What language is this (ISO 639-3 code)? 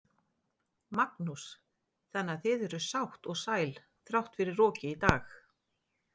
isl